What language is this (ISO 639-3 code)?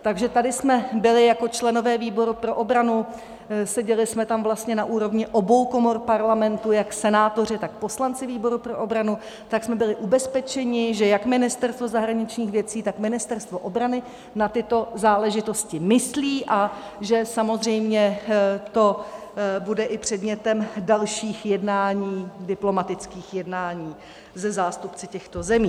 ces